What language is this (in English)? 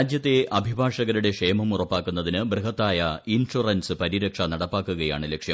Malayalam